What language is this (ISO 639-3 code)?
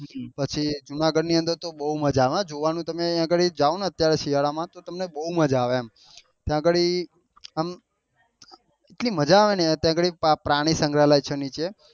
guj